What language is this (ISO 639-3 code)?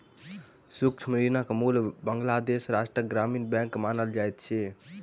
mai